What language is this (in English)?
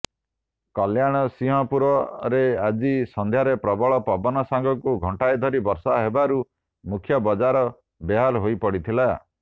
Odia